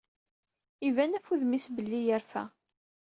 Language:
Kabyle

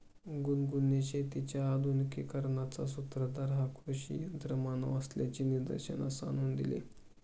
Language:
Marathi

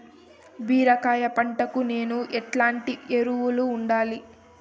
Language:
Telugu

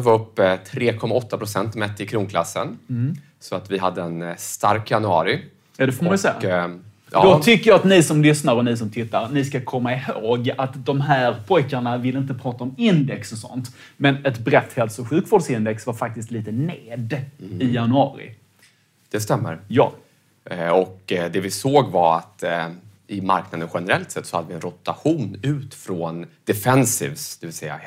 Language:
Swedish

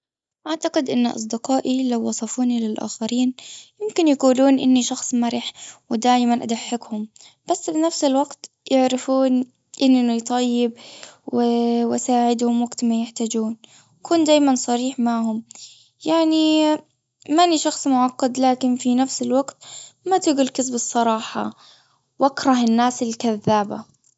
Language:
Gulf Arabic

